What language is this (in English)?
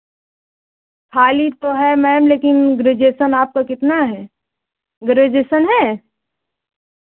Hindi